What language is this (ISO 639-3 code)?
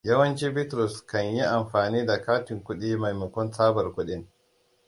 hau